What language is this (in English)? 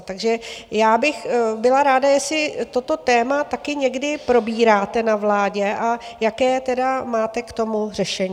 Czech